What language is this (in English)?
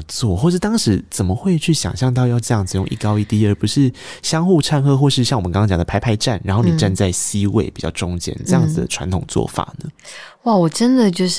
Chinese